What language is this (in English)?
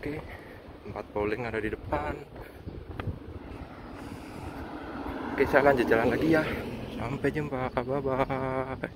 Indonesian